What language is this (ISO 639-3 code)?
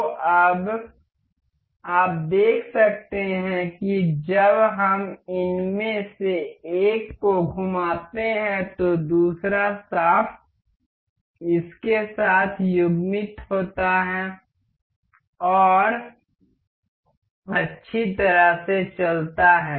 hin